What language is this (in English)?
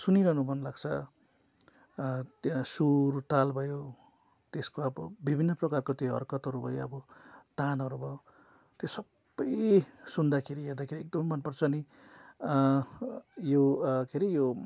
Nepali